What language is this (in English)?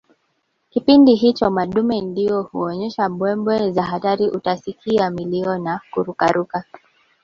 Swahili